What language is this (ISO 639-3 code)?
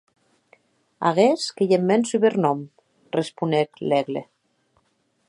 oci